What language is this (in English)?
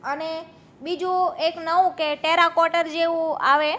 Gujarati